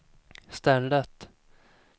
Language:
Swedish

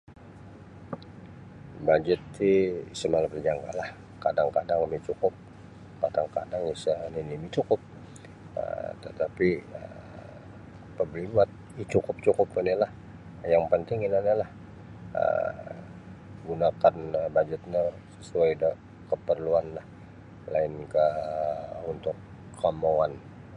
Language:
Sabah Bisaya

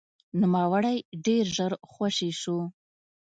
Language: Pashto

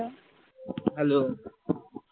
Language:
Bangla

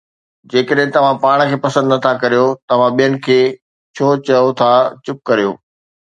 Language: Sindhi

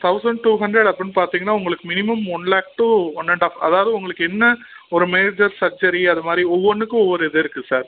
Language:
Tamil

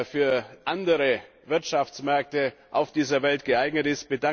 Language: German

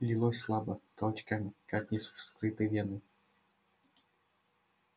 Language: Russian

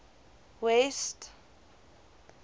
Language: Afrikaans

